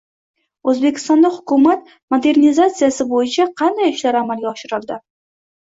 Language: Uzbek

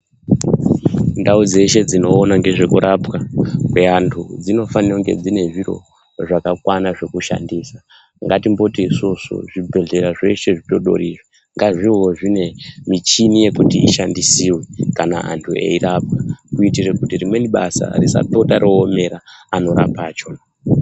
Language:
Ndau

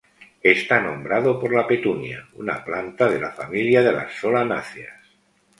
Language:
Spanish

